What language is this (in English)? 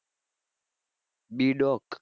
Gujarati